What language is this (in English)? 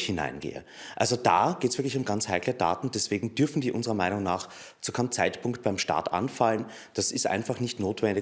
German